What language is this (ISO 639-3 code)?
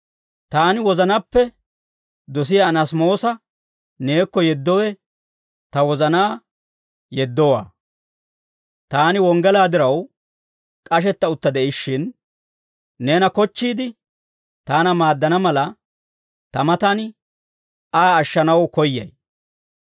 dwr